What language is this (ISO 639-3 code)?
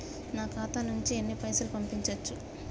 tel